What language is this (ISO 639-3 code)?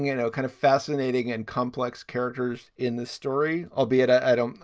eng